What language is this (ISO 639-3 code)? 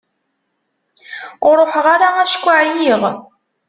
kab